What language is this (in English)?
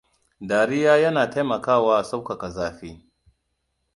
Hausa